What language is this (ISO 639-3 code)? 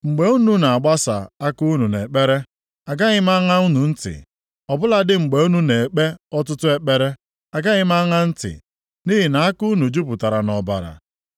ibo